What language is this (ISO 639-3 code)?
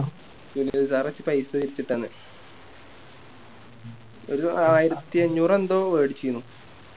mal